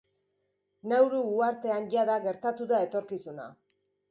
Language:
Basque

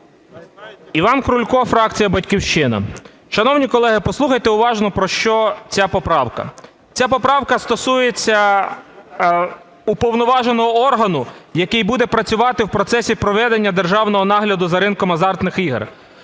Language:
Ukrainian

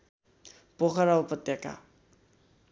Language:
Nepali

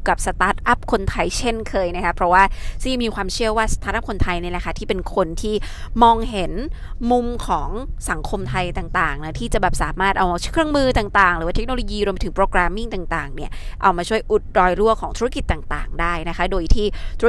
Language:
Thai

